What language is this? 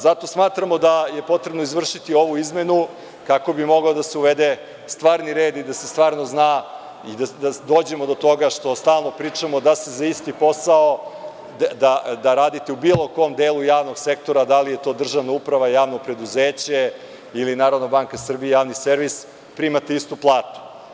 Serbian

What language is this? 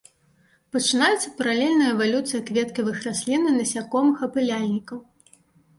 Belarusian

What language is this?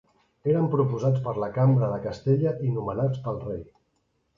Catalan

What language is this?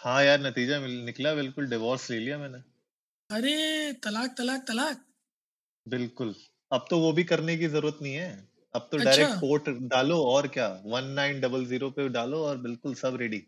Hindi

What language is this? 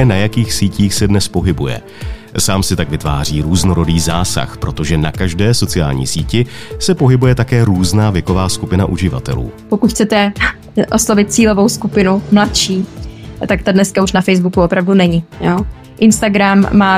Czech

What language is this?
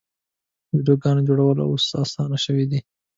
Pashto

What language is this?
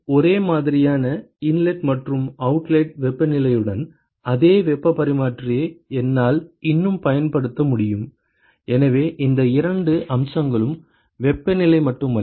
Tamil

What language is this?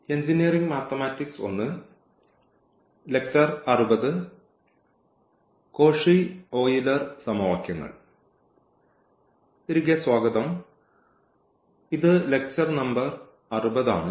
Malayalam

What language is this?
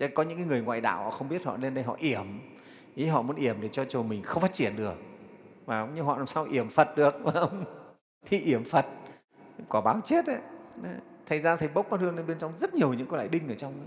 Vietnamese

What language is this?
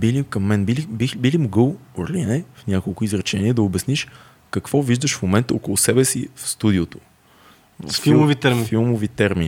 Bulgarian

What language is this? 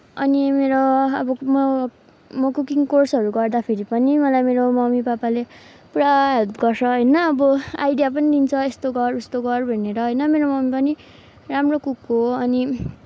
Nepali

